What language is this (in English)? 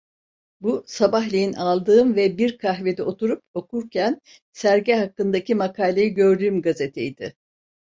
Turkish